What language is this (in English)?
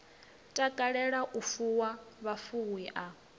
Venda